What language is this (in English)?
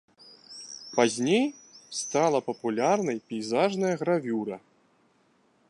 Belarusian